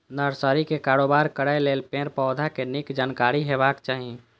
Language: Maithili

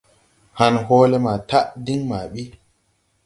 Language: Tupuri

